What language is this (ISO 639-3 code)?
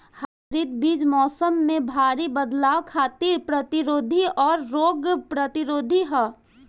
bho